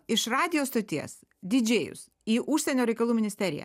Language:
Lithuanian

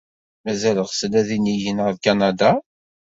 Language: Kabyle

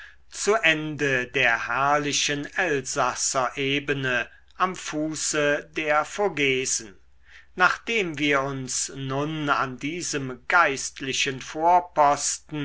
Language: German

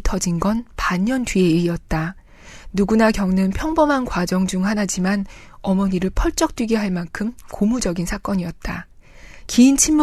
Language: Korean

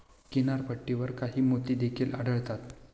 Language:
Marathi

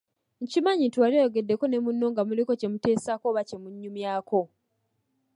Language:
Ganda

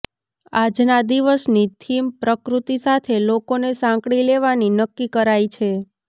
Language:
Gujarati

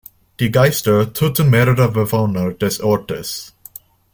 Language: German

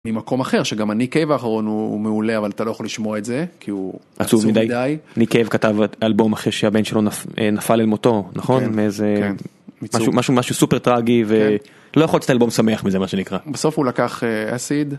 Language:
Hebrew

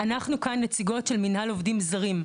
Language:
Hebrew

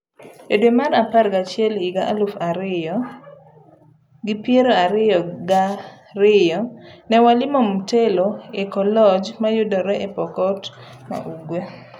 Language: Luo (Kenya and Tanzania)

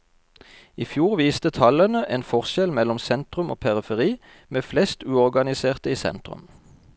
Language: Norwegian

